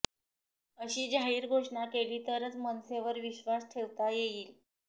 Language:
Marathi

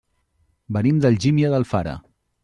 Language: Catalan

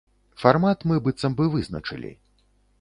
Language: Belarusian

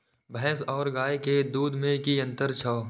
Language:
Maithili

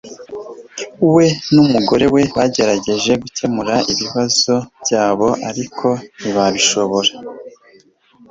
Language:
Kinyarwanda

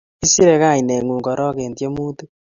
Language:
Kalenjin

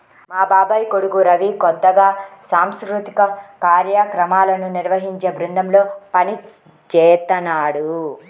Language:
Telugu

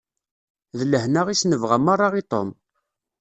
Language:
Kabyle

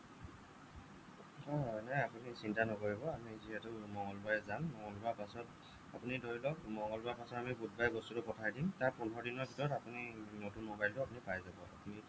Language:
Assamese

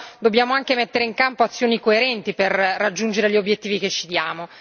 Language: Italian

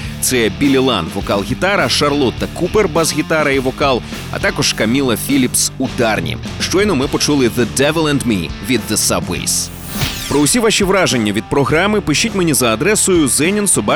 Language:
Ukrainian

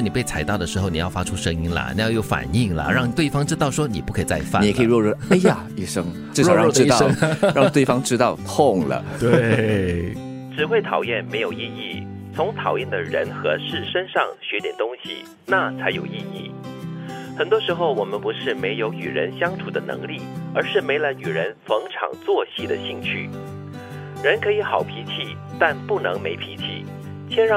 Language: Chinese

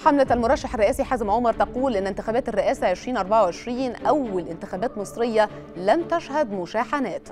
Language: Arabic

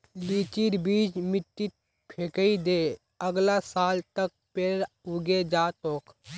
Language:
Magahi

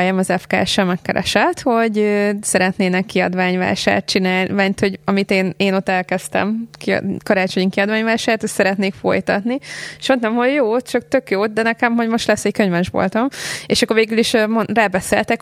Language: Hungarian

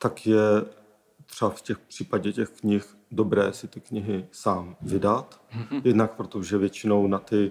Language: Czech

